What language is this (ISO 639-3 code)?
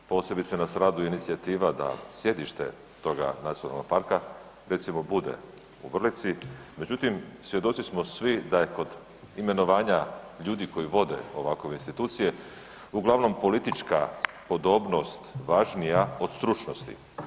hrv